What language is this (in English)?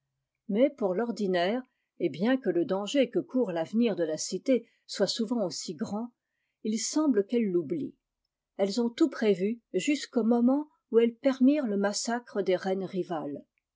French